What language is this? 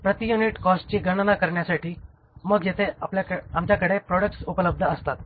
Marathi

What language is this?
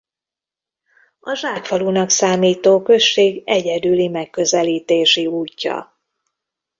Hungarian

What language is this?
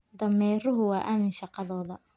Somali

